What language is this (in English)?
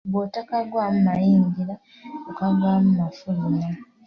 Ganda